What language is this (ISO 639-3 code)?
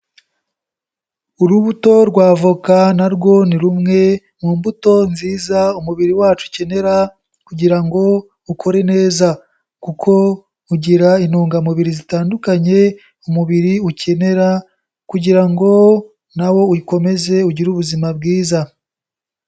kin